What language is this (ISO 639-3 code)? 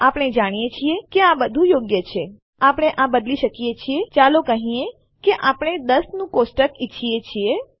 guj